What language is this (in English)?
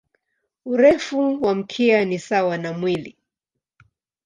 Swahili